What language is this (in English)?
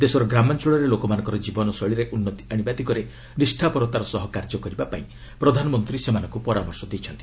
Odia